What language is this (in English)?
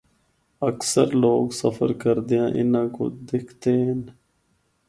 Northern Hindko